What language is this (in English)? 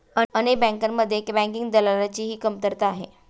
Marathi